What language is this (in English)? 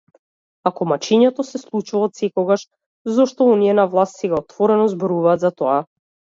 Macedonian